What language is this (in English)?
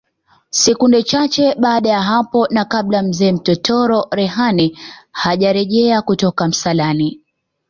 Swahili